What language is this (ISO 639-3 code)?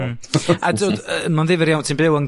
cym